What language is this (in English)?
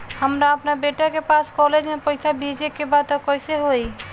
Bhojpuri